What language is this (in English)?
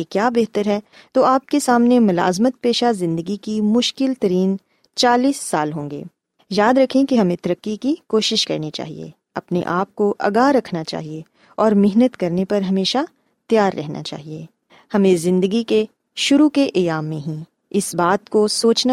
Urdu